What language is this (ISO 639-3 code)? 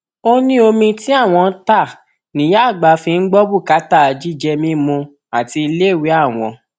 yor